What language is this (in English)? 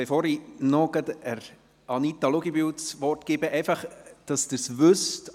Swiss German